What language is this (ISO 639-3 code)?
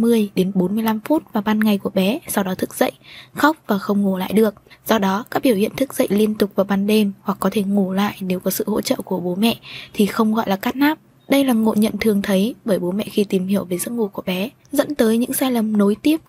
vie